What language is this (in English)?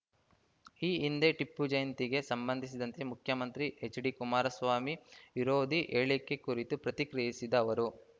Kannada